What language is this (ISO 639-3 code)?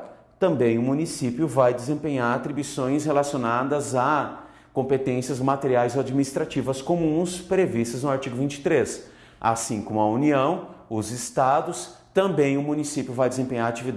por